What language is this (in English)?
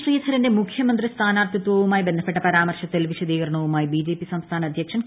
Malayalam